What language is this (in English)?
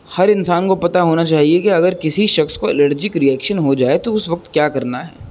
Urdu